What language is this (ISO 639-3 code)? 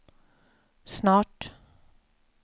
swe